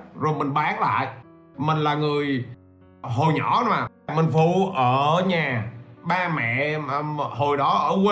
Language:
Vietnamese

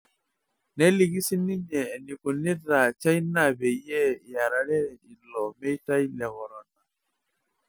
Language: Masai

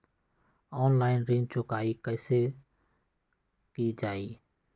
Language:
Magahi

